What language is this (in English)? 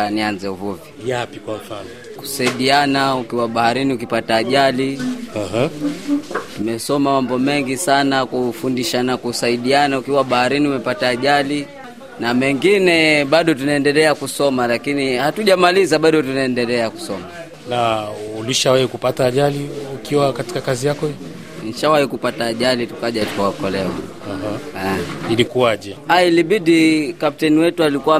Swahili